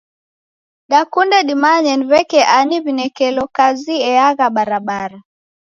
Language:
Taita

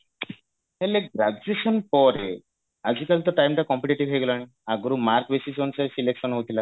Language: Odia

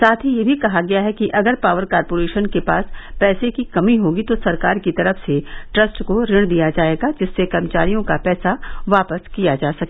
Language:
Hindi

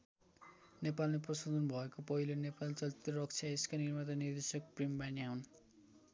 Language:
Nepali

